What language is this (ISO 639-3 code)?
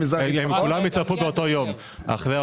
heb